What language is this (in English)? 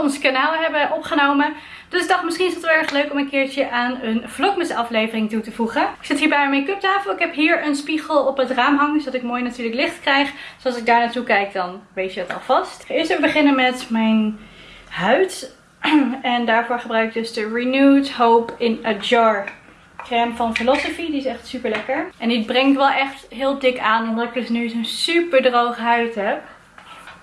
Dutch